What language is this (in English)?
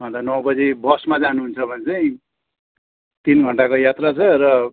Nepali